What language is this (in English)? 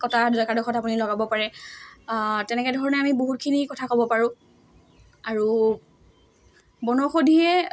Assamese